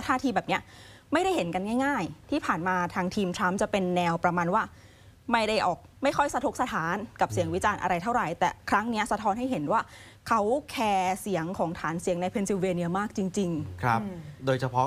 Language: Thai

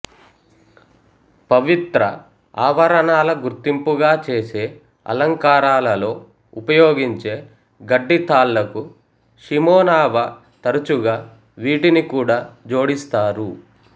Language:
Telugu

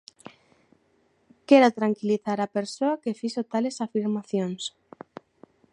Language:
Galician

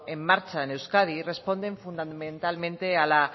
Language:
Spanish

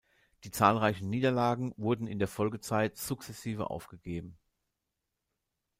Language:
German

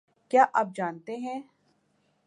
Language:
Urdu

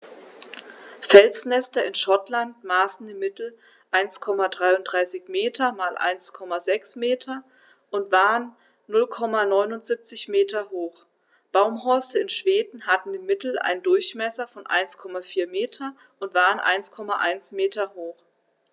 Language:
German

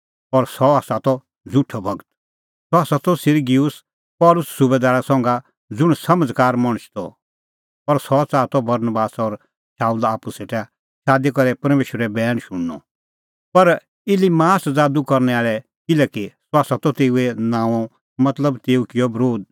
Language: Kullu Pahari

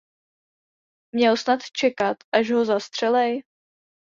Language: Czech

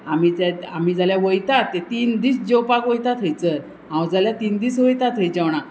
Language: Konkani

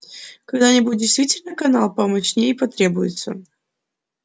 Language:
Russian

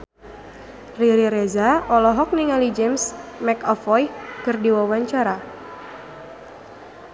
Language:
Sundanese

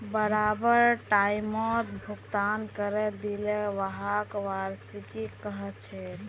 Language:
Magahi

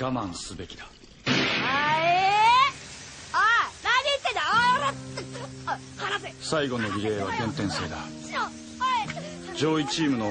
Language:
Japanese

